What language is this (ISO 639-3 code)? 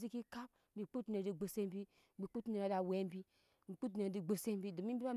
yes